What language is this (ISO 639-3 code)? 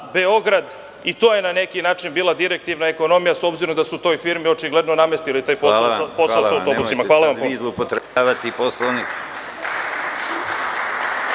srp